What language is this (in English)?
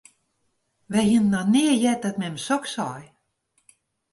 Western Frisian